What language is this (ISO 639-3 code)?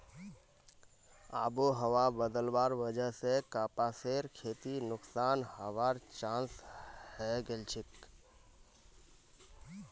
mag